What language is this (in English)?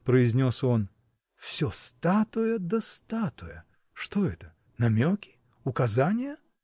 Russian